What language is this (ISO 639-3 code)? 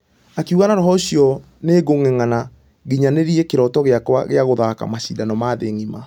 kik